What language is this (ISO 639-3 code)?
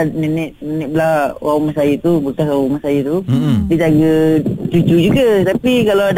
msa